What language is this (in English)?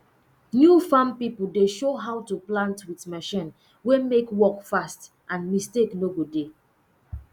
Nigerian Pidgin